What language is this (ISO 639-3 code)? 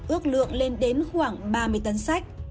vie